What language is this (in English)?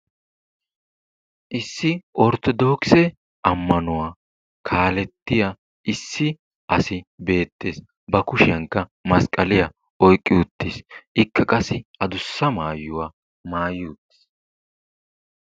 Wolaytta